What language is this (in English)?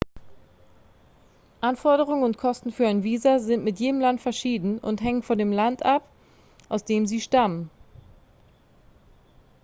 German